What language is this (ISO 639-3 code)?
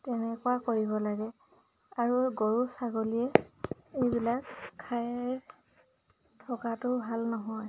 asm